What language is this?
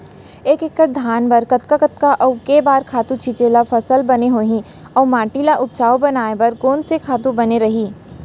Chhattisgarhi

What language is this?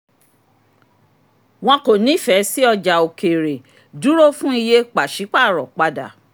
Yoruba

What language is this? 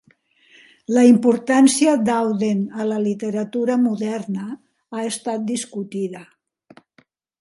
Catalan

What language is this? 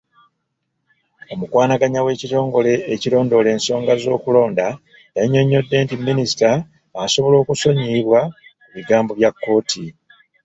Ganda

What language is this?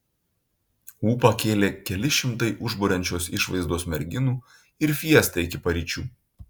Lithuanian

